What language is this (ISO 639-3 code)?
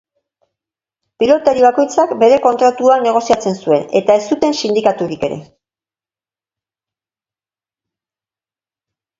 eus